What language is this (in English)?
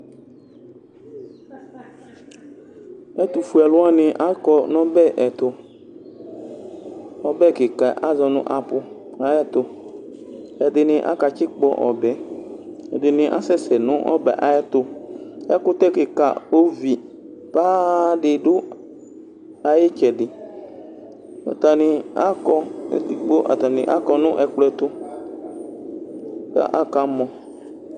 Ikposo